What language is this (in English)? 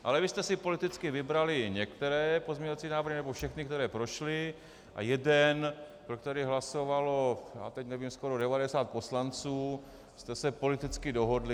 Czech